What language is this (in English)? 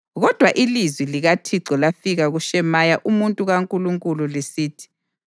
North Ndebele